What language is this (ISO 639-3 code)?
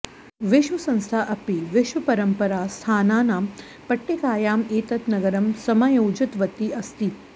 san